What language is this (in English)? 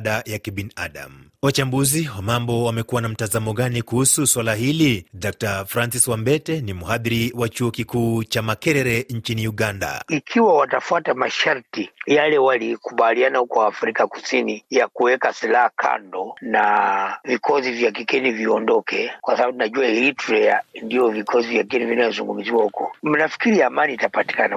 Swahili